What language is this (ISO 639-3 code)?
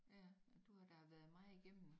dan